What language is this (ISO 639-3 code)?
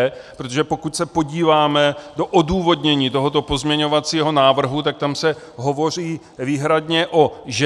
ces